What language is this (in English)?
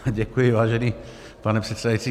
Czech